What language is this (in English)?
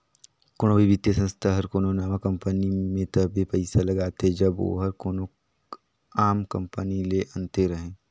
Chhattisgarhi